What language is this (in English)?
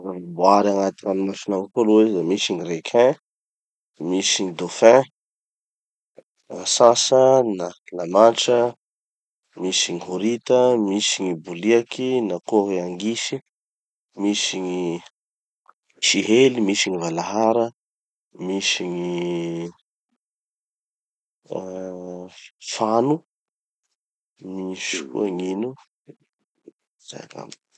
Tanosy Malagasy